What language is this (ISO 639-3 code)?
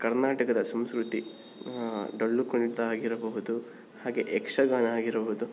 kan